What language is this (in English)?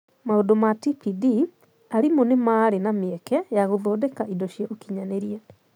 Kikuyu